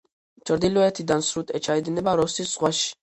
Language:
Georgian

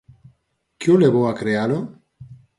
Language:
Galician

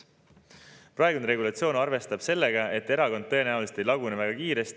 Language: Estonian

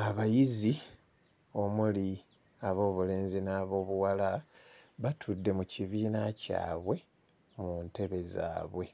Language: Ganda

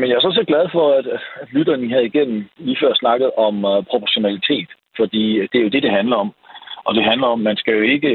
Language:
Danish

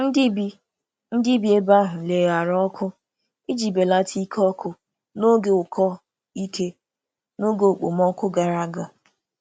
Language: Igbo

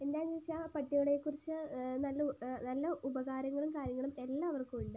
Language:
Malayalam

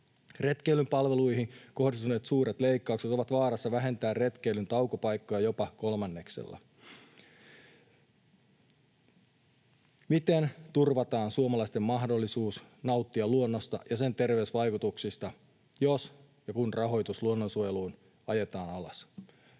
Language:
Finnish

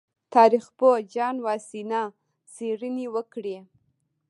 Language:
Pashto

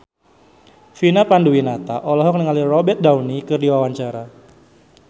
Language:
Sundanese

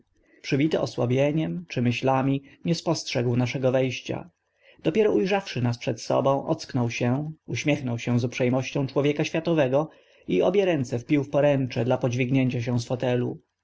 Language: Polish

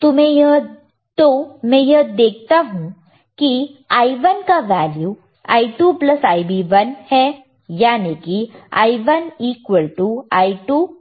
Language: Hindi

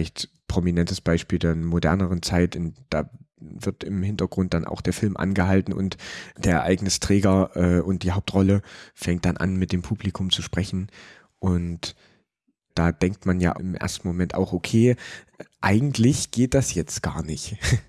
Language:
German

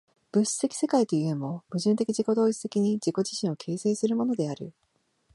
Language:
Japanese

